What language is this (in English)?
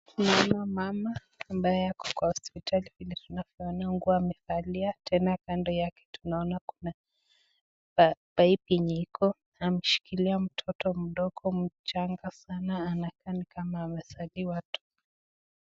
Swahili